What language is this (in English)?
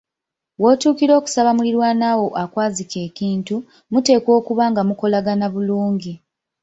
Ganda